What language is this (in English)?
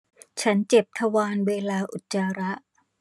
Thai